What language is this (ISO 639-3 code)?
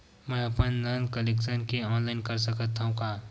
hne